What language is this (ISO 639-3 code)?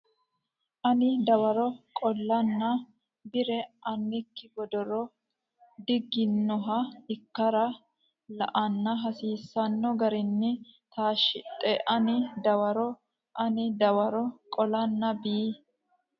sid